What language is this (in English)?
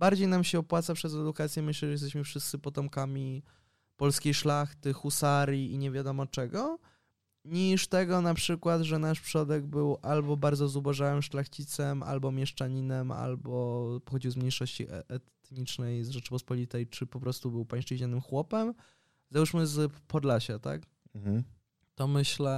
Polish